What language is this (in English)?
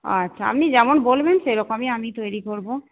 Bangla